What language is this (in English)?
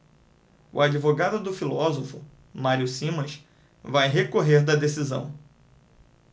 Portuguese